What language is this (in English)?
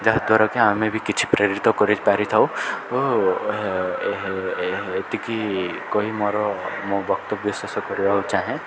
Odia